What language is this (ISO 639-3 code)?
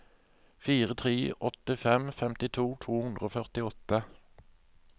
nor